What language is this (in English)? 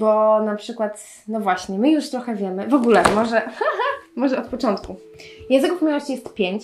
Polish